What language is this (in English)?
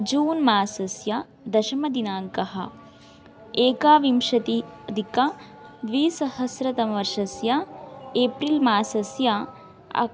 Sanskrit